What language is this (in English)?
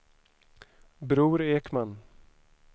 Swedish